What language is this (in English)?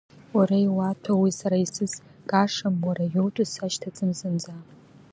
Abkhazian